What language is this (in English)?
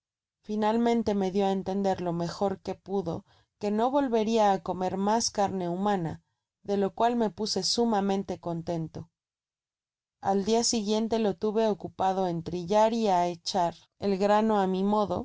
Spanish